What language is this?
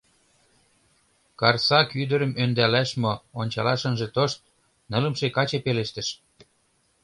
Mari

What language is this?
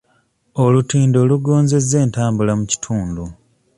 Ganda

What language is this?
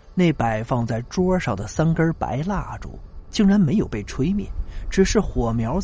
Chinese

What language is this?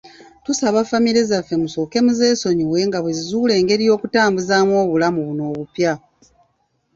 Ganda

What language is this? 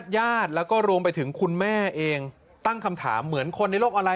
Thai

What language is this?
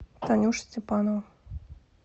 Russian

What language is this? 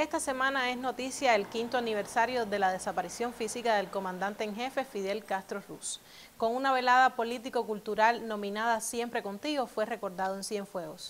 Spanish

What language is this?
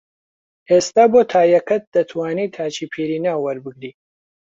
Central Kurdish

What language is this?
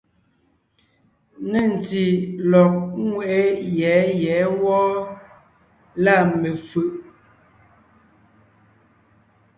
Ngiemboon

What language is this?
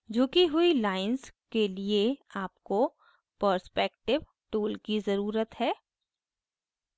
Hindi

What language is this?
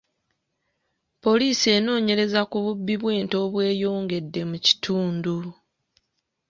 Ganda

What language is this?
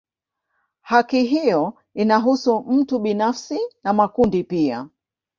Swahili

